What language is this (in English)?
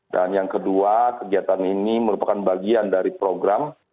Indonesian